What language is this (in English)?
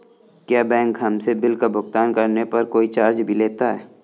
Hindi